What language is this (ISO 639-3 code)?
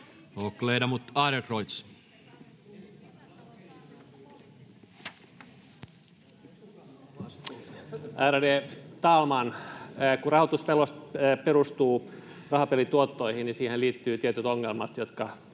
fin